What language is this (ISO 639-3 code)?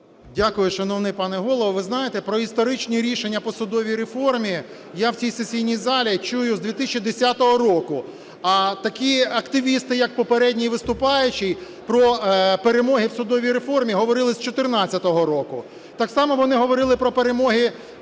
ukr